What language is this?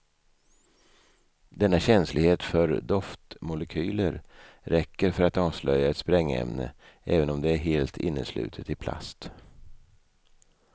Swedish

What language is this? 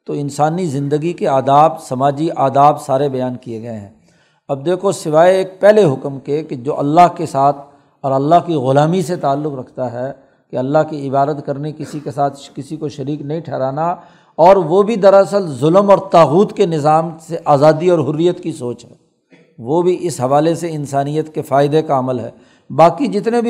Urdu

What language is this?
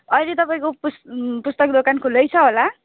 Nepali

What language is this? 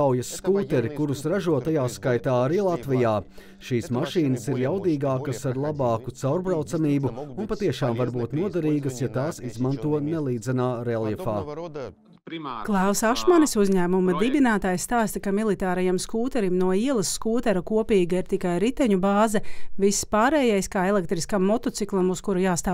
Latvian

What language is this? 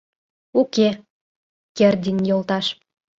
Mari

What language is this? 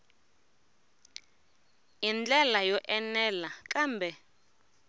Tsonga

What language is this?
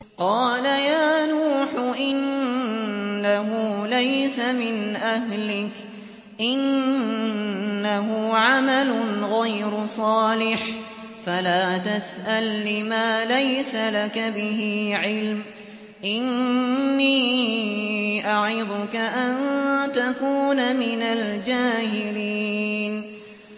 Arabic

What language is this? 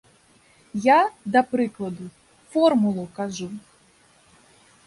Belarusian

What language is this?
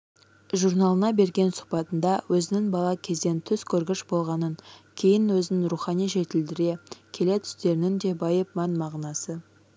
Kazakh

